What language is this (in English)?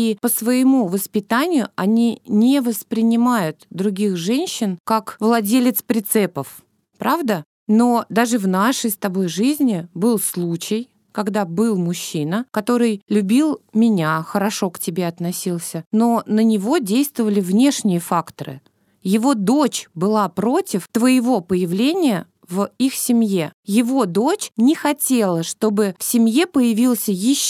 Russian